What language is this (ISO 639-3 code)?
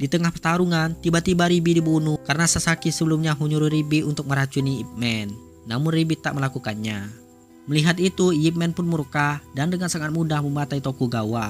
ind